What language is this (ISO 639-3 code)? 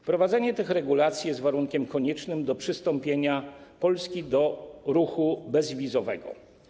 pol